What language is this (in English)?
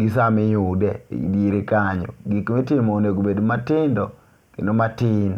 Luo (Kenya and Tanzania)